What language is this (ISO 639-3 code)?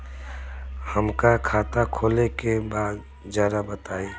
bho